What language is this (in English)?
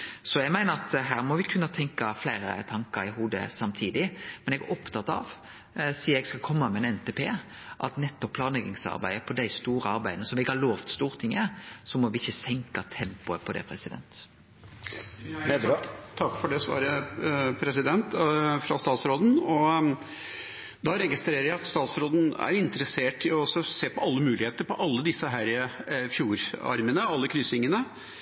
Norwegian Nynorsk